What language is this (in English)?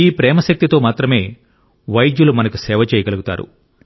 Telugu